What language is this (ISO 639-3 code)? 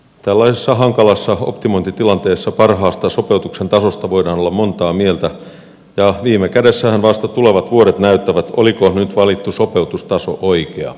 fin